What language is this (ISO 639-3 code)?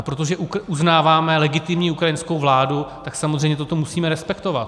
ces